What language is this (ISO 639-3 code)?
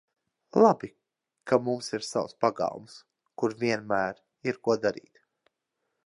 lav